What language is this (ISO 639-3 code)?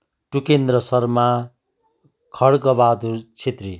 nep